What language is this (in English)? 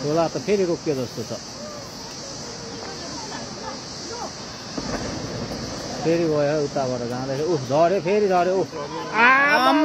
Romanian